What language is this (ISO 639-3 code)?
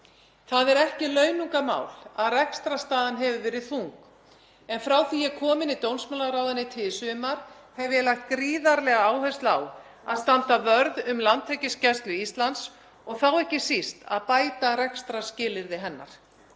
isl